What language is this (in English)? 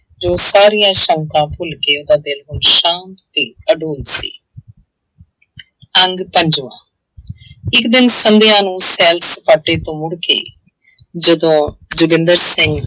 Punjabi